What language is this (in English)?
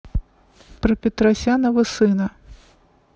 Russian